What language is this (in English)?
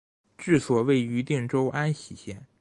Chinese